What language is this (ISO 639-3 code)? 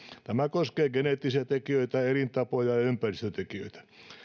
fin